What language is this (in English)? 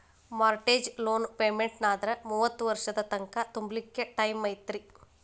Kannada